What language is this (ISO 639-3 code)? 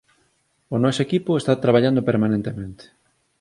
glg